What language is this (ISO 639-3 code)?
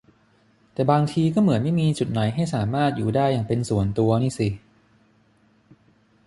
tha